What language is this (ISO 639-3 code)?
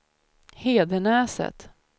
swe